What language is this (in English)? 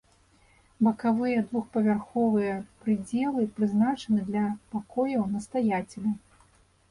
Belarusian